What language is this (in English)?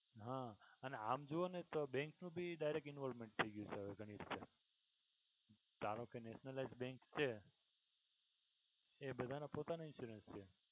Gujarati